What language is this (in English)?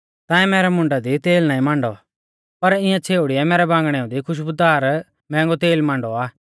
Mahasu Pahari